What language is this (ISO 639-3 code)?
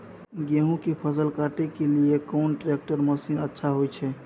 mai